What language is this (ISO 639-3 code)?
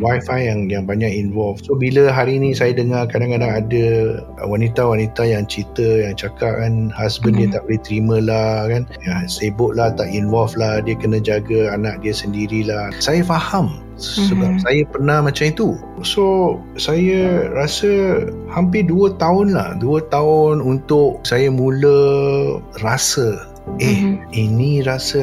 msa